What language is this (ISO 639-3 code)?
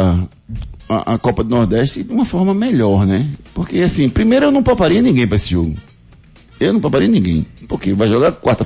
por